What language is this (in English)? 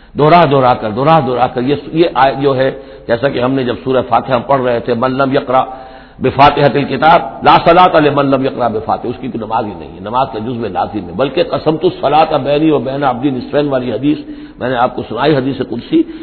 Urdu